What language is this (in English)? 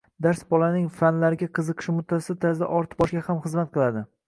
Uzbek